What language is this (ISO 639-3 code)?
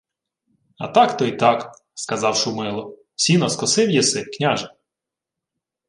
ukr